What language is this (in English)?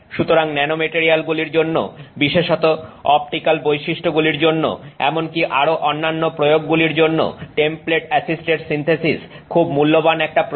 Bangla